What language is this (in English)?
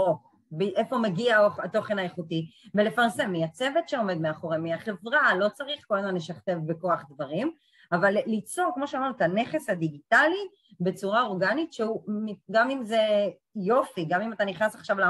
Hebrew